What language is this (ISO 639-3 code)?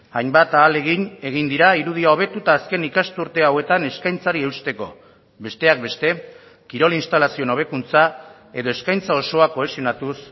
eus